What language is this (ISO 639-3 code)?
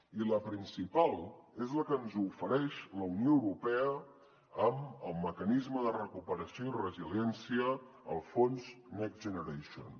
cat